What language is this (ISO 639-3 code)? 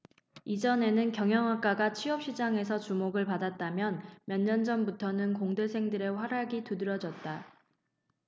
kor